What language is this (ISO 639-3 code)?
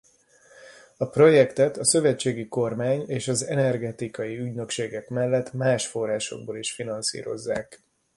hun